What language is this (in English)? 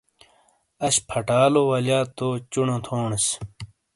Shina